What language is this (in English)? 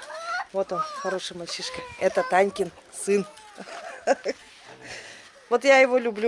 Russian